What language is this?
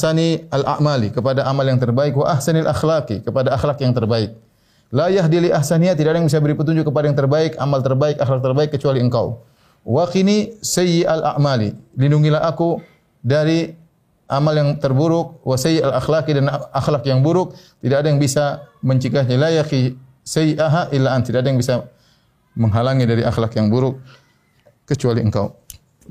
Indonesian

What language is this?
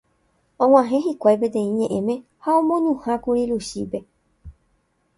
Guarani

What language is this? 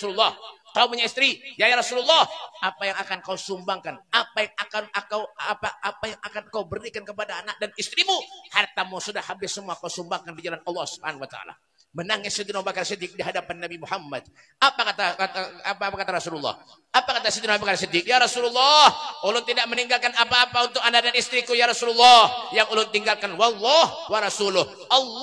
Indonesian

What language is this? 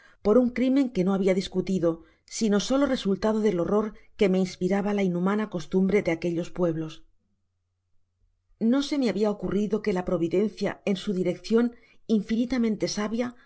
Spanish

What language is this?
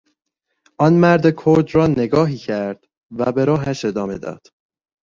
Persian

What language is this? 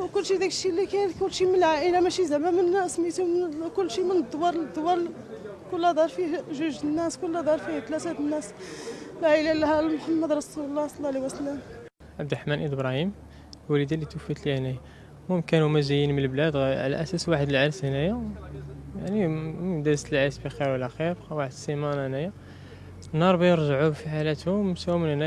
Arabic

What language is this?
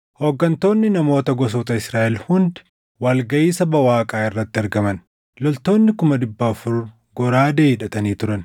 Oromo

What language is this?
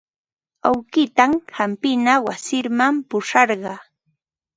Ambo-Pasco Quechua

